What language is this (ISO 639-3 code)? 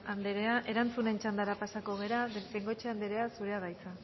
eus